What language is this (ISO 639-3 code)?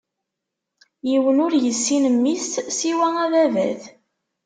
kab